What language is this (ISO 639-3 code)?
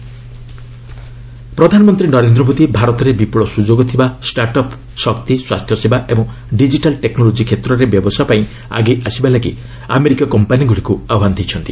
ori